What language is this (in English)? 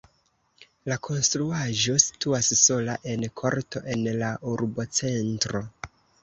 Esperanto